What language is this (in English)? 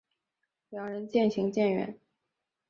Chinese